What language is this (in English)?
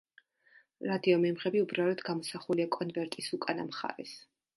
Georgian